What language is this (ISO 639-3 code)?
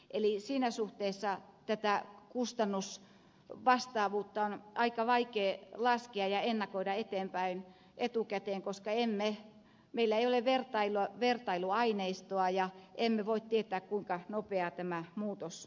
fin